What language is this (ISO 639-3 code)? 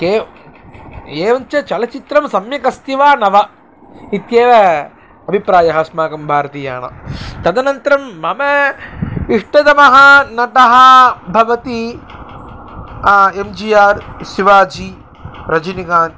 san